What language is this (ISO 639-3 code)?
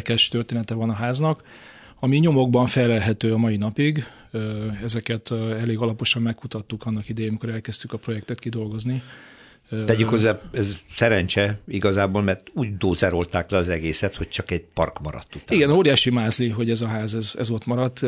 hun